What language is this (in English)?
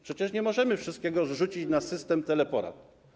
Polish